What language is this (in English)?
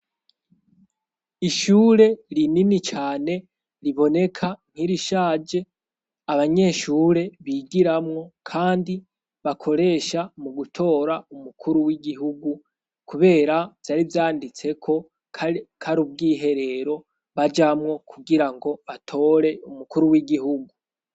Rundi